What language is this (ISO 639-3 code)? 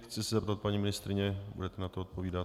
ces